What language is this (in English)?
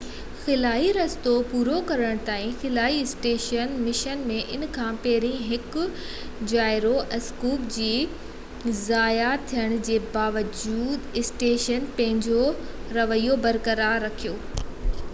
Sindhi